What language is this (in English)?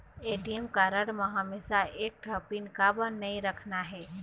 Chhattisgarhi